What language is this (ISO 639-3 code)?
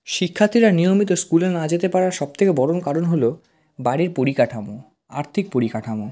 ben